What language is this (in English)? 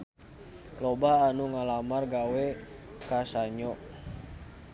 Sundanese